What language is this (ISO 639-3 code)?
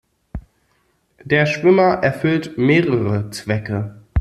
deu